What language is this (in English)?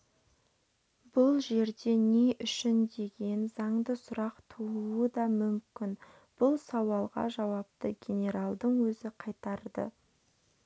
Kazakh